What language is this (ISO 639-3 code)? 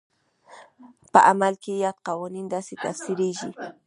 pus